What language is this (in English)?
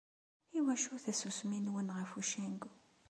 Kabyle